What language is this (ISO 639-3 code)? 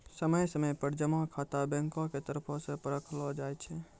mai